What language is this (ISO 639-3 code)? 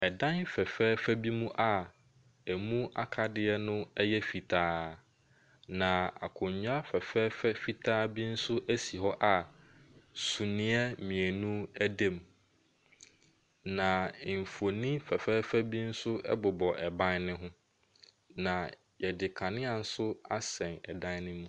aka